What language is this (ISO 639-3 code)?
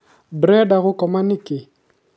kik